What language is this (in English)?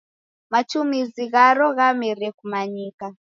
Taita